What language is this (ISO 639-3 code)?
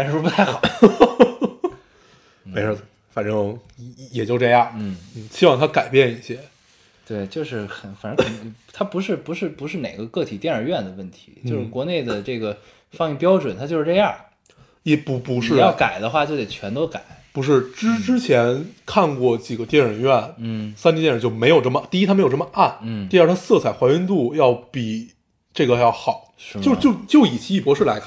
zho